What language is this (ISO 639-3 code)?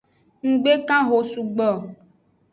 ajg